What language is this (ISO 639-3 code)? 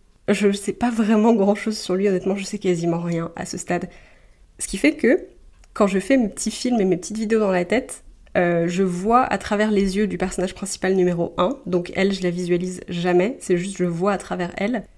fra